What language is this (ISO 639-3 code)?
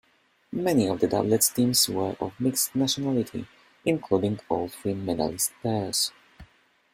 eng